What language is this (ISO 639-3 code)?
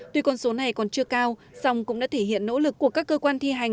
vie